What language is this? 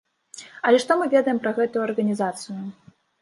Belarusian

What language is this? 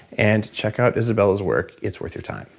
English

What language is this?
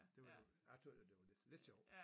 Danish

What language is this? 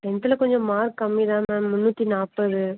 Tamil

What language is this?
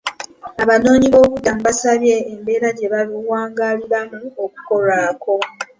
Ganda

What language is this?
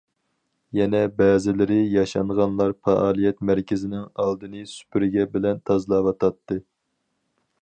Uyghur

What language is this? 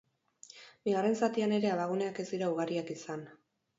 Basque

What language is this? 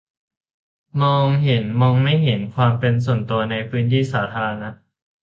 Thai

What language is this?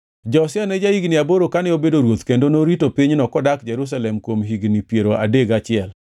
Luo (Kenya and Tanzania)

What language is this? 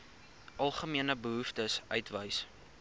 Afrikaans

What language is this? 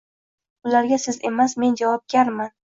Uzbek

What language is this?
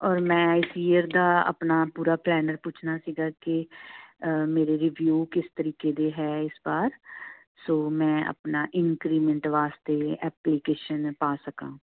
Punjabi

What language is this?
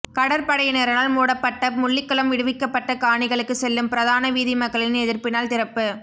Tamil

